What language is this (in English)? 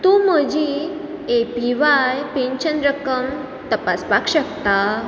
Konkani